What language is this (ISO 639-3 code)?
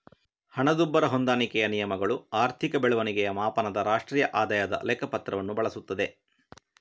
kan